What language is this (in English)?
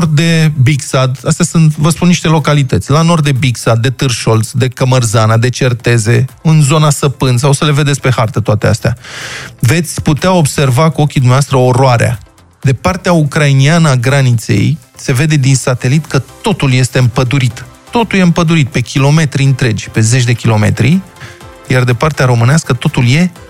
Romanian